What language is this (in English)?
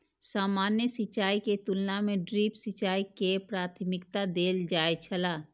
Maithili